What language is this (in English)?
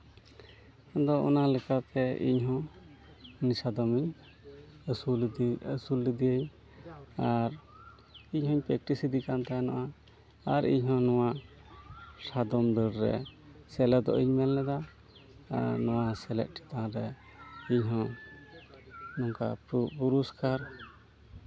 Santali